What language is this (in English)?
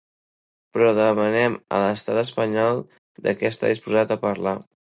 Catalan